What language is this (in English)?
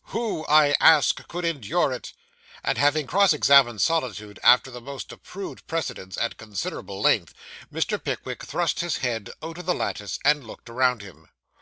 English